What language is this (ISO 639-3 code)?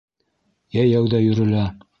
bak